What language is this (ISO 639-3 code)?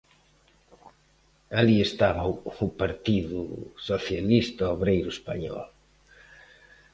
glg